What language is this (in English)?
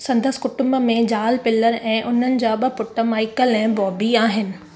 Sindhi